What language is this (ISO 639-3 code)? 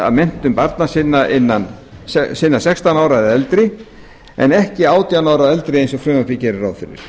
isl